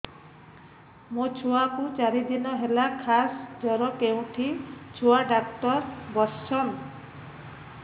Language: Odia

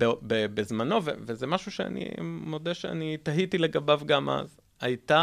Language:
Hebrew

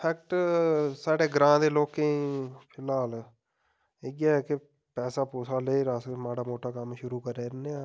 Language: Dogri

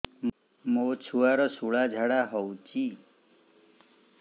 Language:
Odia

